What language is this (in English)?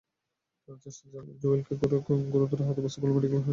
Bangla